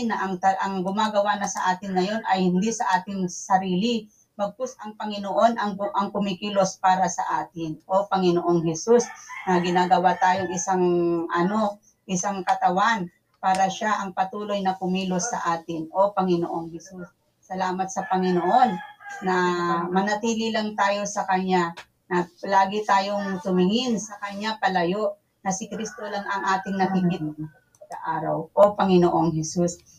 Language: Filipino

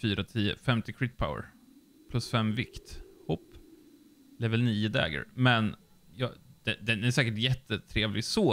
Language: Swedish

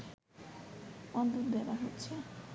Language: Bangla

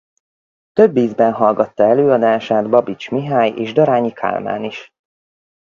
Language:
Hungarian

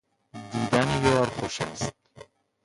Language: Persian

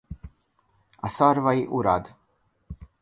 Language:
Hungarian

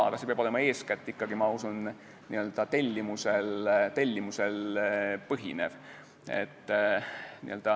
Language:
Estonian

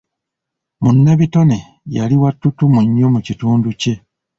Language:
Ganda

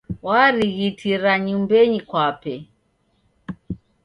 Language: Taita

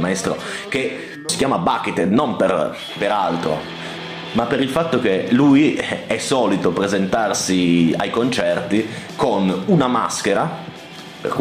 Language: Italian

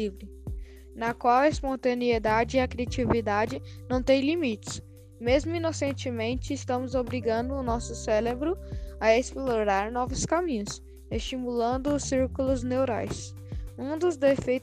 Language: Portuguese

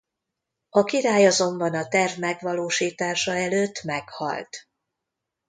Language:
Hungarian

